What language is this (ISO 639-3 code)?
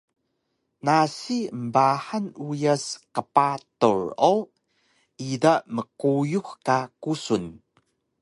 trv